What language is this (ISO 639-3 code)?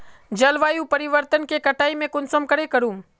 mag